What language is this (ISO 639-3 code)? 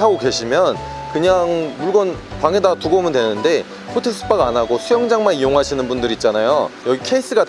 kor